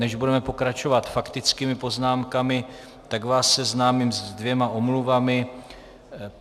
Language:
Czech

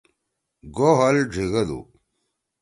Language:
Torwali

